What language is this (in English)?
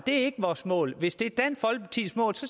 Danish